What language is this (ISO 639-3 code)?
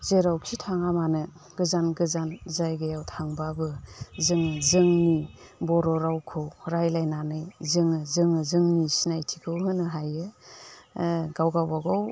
brx